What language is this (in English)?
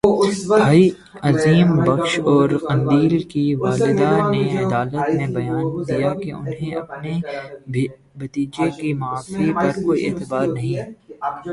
Urdu